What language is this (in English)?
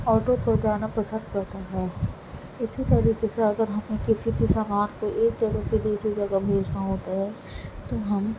Urdu